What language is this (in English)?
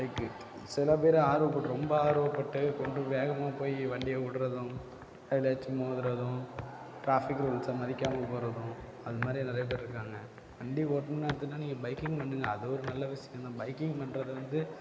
Tamil